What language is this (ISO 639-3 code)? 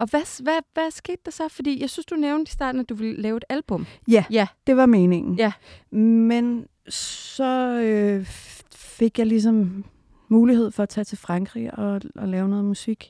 dan